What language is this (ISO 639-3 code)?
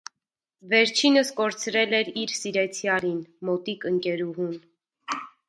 hye